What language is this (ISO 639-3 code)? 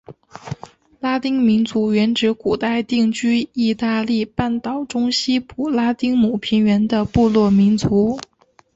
zho